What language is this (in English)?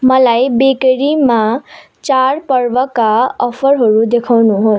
Nepali